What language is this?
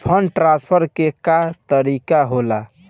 Bhojpuri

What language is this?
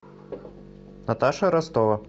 Russian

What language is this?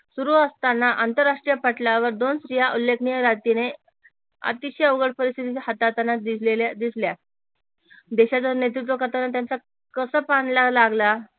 Marathi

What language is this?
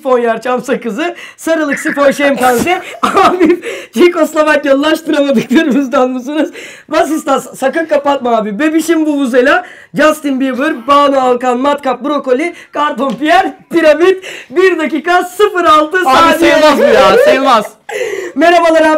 Turkish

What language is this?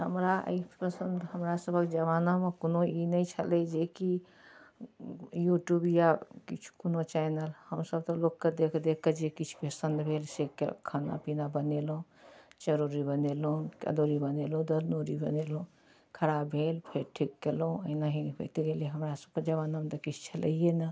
Maithili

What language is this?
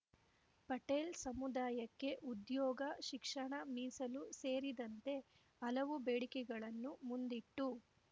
Kannada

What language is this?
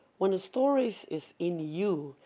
English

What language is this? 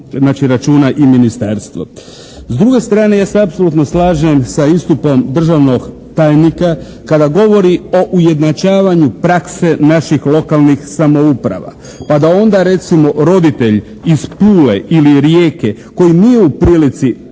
Croatian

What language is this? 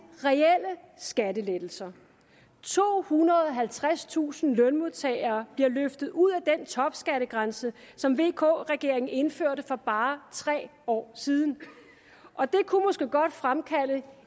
Danish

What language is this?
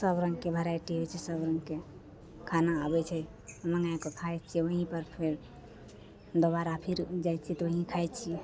Maithili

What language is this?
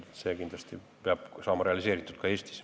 Estonian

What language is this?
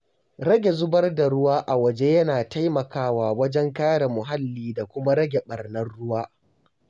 Hausa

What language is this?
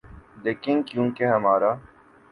Urdu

